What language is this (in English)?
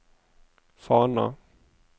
Norwegian